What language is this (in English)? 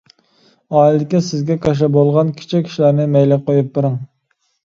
Uyghur